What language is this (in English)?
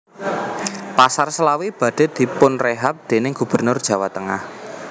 Javanese